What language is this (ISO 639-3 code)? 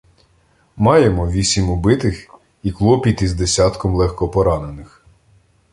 ukr